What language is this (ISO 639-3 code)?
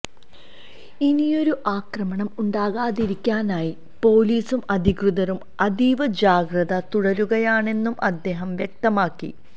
mal